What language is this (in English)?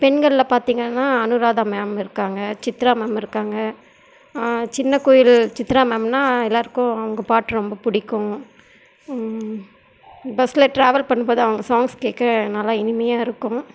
Tamil